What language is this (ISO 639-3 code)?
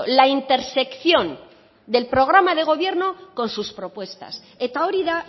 spa